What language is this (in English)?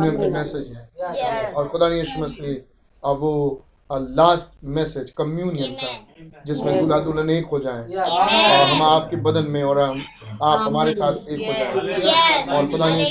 Hindi